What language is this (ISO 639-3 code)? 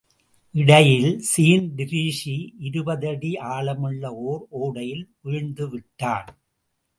tam